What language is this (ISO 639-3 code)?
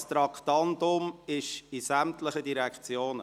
gsw